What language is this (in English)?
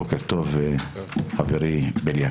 Hebrew